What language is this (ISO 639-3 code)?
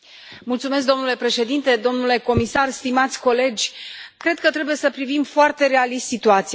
ron